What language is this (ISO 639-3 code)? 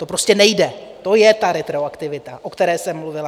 ces